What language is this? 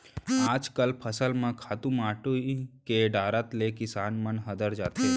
Chhattisgarhi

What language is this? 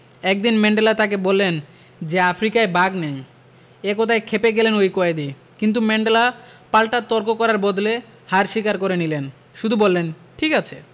Bangla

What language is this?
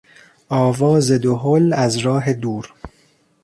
Persian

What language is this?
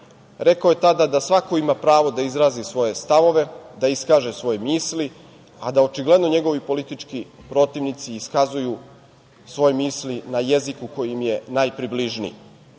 Serbian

